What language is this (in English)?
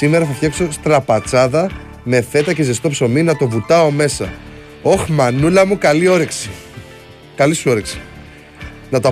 Greek